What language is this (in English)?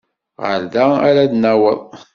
Kabyle